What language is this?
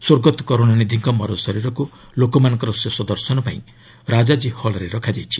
Odia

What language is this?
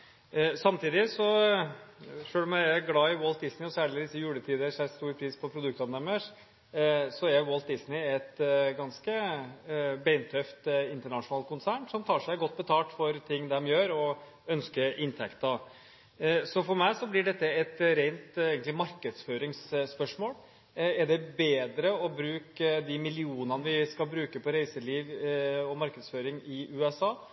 Norwegian Bokmål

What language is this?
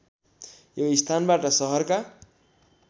Nepali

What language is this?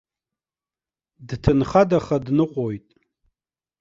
Abkhazian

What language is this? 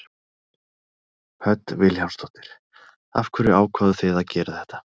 Icelandic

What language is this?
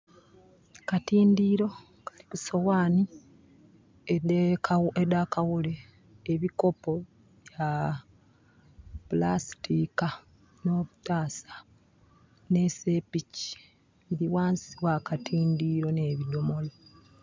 Soga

